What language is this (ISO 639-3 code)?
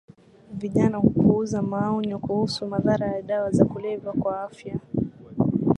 swa